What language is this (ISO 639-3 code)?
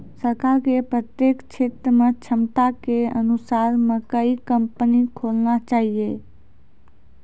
mai